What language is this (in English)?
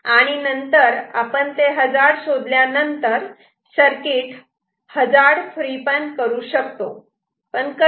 Marathi